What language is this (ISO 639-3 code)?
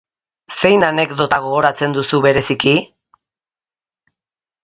eus